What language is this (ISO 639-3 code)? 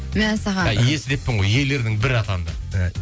kaz